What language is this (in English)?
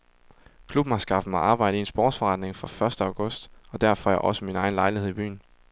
Danish